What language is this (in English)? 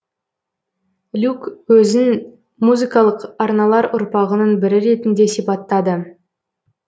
Kazakh